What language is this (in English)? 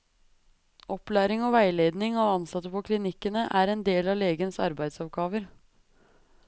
Norwegian